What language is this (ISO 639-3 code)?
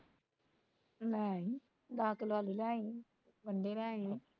pan